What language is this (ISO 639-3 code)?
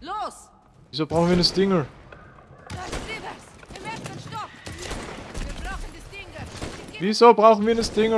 deu